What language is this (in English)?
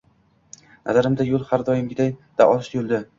Uzbek